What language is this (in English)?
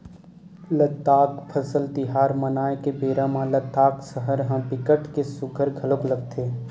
Chhattisgarhi